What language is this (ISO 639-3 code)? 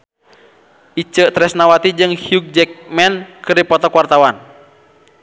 sun